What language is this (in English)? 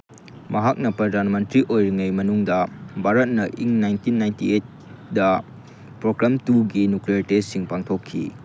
Manipuri